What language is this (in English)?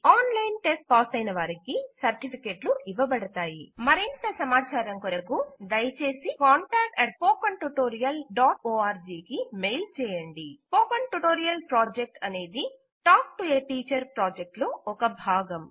Telugu